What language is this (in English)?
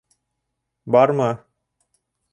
Bashkir